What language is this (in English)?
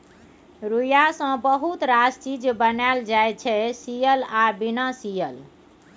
Maithili